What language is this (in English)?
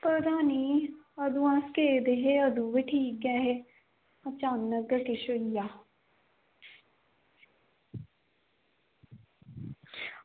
Dogri